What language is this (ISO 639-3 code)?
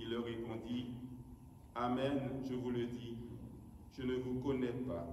fra